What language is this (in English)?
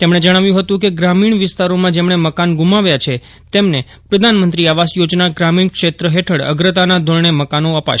Gujarati